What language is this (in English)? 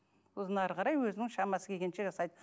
Kazakh